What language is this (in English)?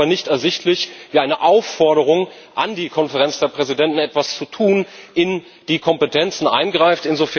German